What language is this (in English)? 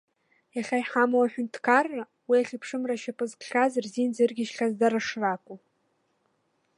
Abkhazian